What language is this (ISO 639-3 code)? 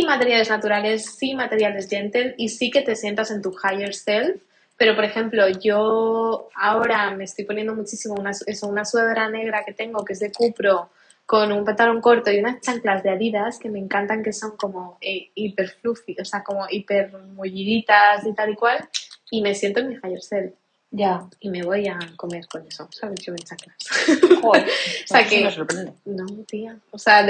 spa